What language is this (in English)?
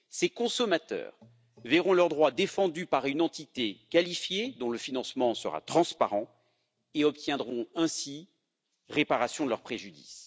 French